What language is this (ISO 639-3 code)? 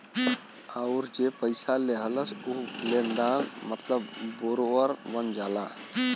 bho